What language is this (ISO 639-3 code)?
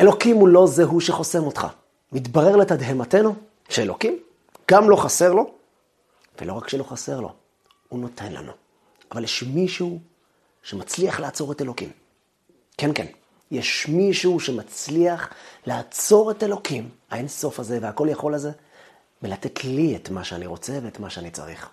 heb